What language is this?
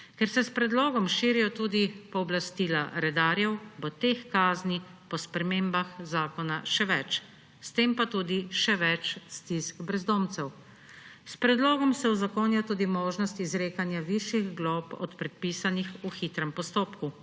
Slovenian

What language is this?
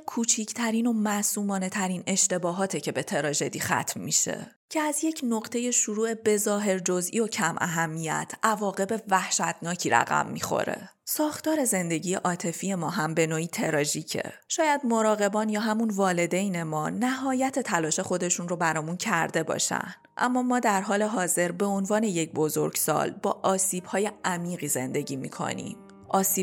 Persian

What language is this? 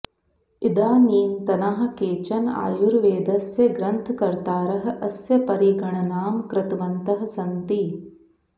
Sanskrit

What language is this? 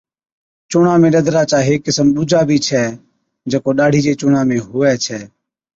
Od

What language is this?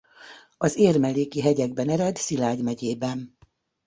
Hungarian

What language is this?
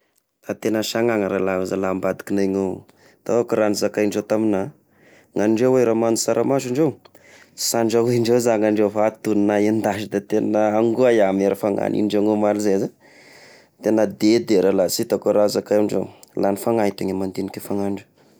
Tesaka Malagasy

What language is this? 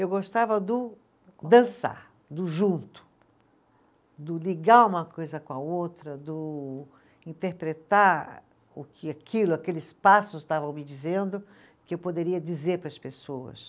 Portuguese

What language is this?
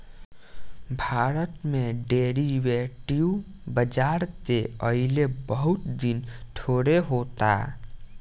Bhojpuri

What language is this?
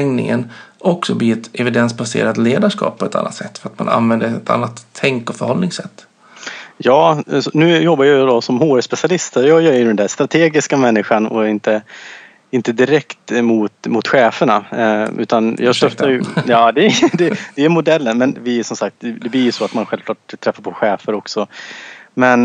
Swedish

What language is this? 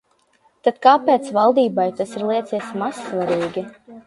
Latvian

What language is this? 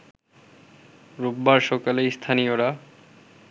Bangla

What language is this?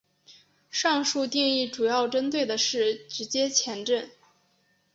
Chinese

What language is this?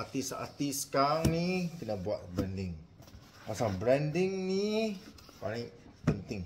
Malay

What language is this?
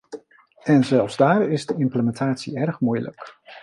Dutch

